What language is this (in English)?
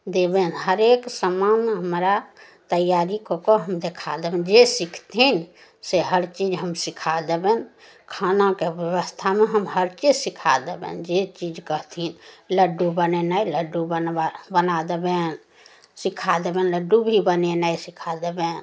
Maithili